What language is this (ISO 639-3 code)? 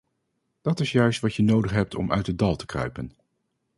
nld